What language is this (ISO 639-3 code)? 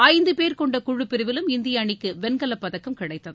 tam